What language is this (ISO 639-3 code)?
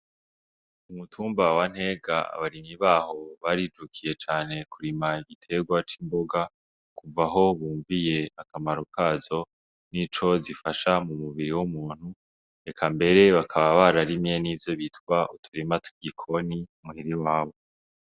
run